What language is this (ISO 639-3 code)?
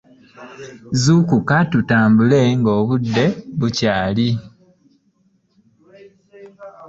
lug